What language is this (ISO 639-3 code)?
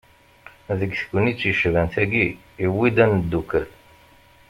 kab